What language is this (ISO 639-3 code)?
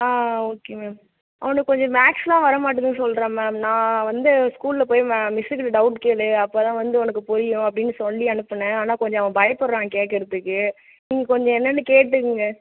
tam